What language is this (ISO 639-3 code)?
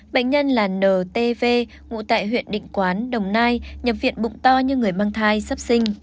vie